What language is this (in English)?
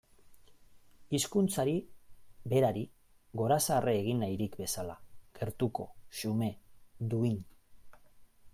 Basque